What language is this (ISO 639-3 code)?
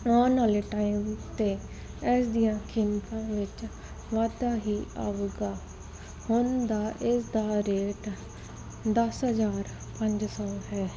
pan